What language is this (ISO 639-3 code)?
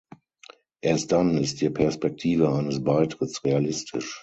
deu